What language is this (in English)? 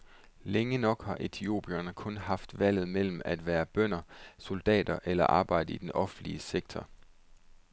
Danish